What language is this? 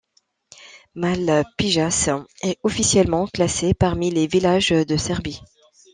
French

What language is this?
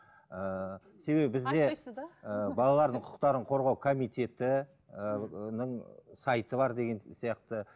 Kazakh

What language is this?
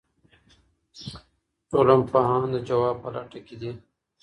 Pashto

